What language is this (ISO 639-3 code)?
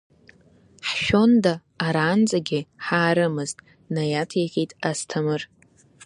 abk